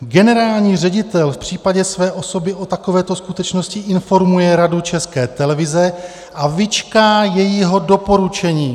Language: Czech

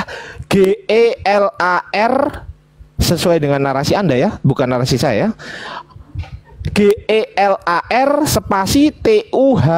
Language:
Indonesian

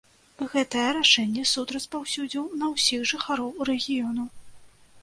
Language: Belarusian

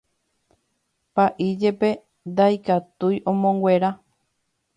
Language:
Guarani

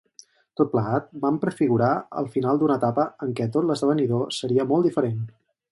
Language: Catalan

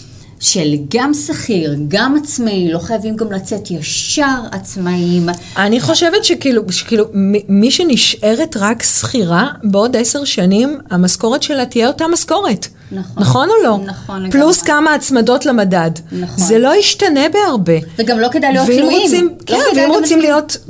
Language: Hebrew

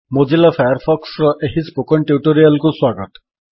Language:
Odia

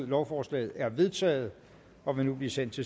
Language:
Danish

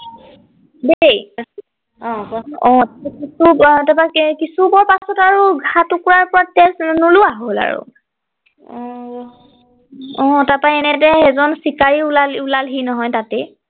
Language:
Assamese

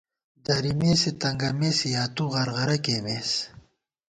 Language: Gawar-Bati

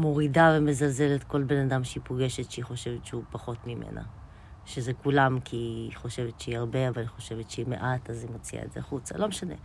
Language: Hebrew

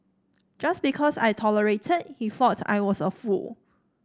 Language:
English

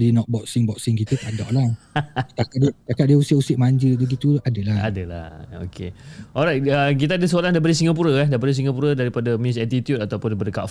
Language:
Malay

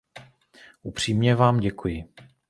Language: Czech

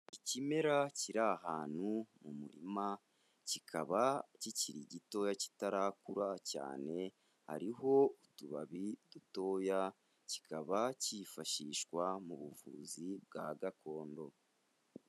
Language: Kinyarwanda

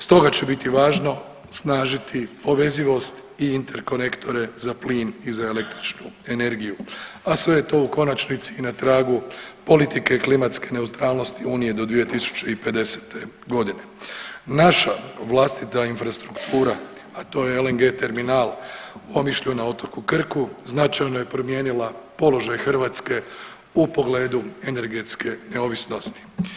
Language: Croatian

